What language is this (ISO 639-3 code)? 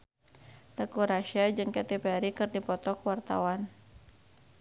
sun